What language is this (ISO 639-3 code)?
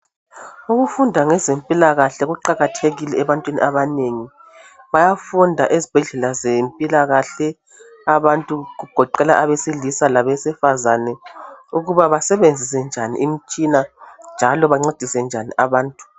nde